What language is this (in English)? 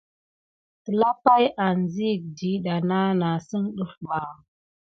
Gidar